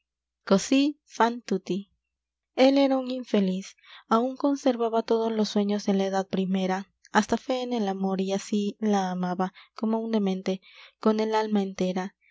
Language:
Spanish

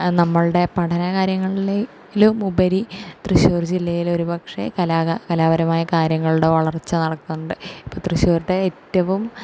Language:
Malayalam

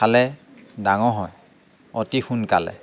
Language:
Assamese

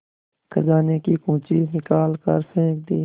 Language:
Hindi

